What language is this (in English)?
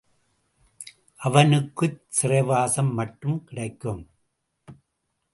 Tamil